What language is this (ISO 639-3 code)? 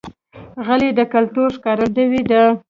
pus